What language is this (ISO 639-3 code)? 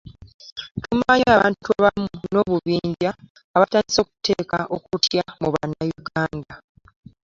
lug